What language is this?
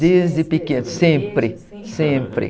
Portuguese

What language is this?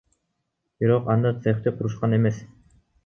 Kyrgyz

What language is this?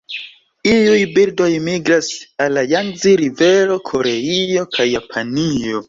Esperanto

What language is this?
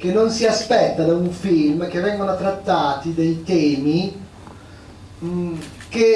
Italian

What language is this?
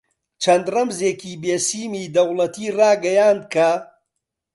Central Kurdish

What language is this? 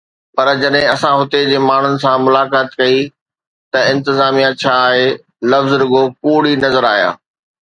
Sindhi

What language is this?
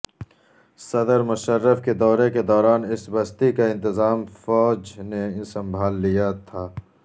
Urdu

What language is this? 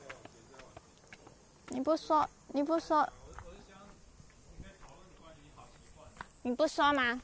Chinese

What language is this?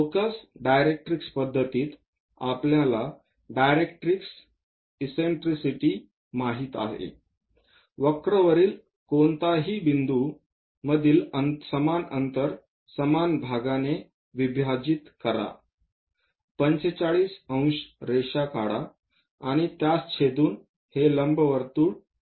Marathi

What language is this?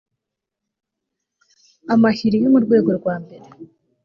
Kinyarwanda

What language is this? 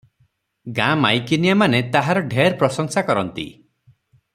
Odia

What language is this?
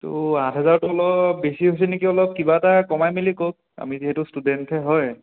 Assamese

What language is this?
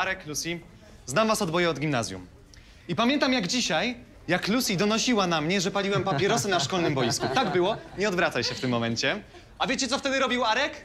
Polish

